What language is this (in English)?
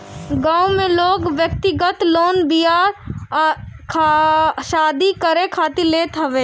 Bhojpuri